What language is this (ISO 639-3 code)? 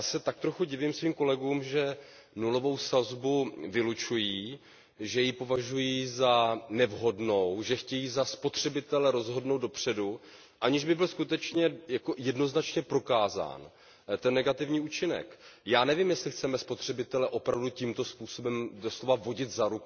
ces